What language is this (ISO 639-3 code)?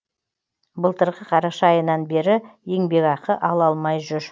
kaz